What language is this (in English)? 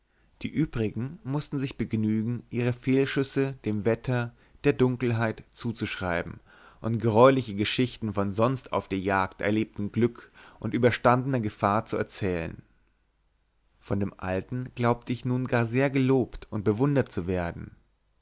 German